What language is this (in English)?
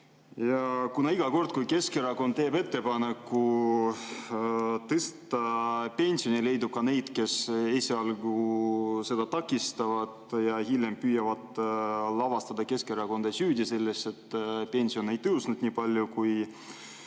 Estonian